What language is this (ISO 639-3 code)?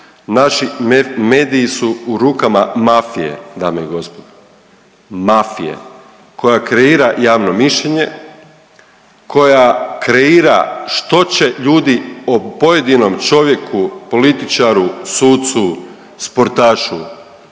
hrv